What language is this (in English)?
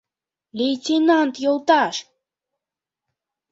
Mari